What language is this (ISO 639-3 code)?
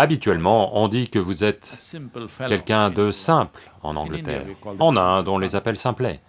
fra